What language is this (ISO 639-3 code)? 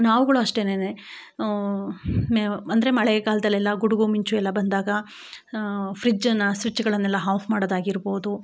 kan